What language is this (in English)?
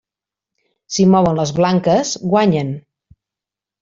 Catalan